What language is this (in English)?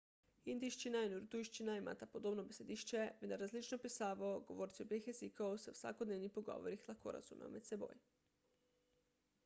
Slovenian